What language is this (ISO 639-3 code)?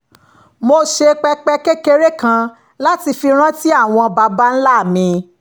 yor